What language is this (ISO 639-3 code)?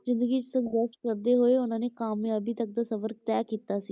pan